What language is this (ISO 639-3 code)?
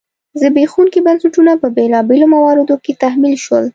pus